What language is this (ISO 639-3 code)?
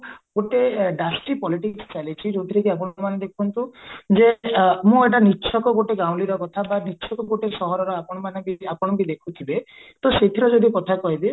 ori